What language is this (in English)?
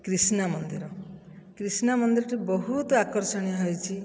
Odia